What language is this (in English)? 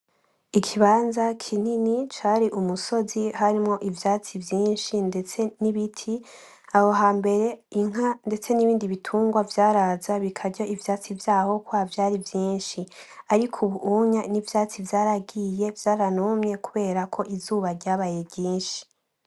Rundi